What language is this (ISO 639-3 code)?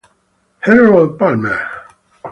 ita